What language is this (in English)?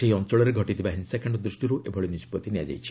Odia